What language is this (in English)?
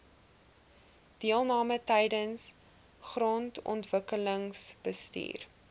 Afrikaans